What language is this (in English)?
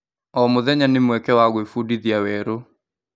Kikuyu